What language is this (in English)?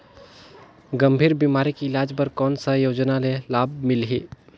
Chhattisgarhi